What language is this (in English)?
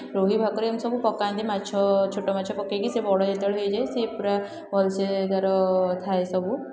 Odia